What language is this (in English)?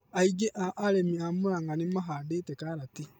Kikuyu